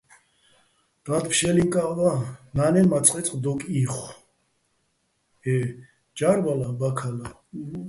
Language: Bats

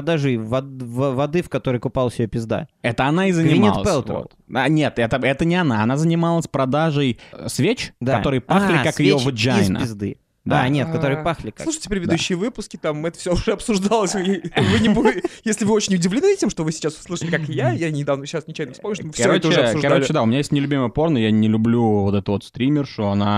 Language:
Russian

